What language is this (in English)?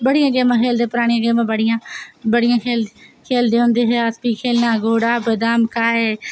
Dogri